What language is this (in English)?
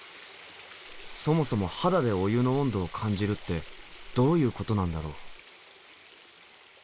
Japanese